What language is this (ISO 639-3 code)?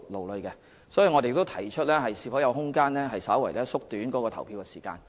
yue